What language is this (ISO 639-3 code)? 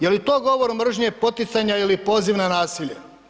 hrv